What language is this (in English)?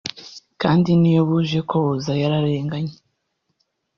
Kinyarwanda